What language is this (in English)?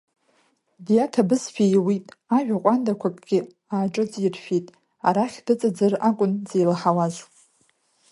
Abkhazian